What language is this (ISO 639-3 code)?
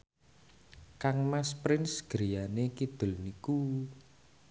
jav